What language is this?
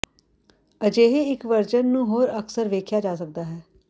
Punjabi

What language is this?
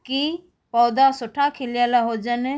Sindhi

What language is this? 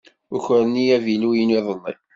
Kabyle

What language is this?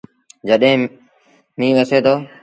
Sindhi Bhil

